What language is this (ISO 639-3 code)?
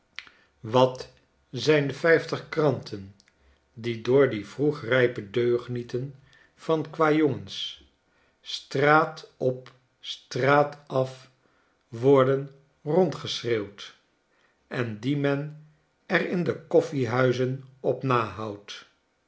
nld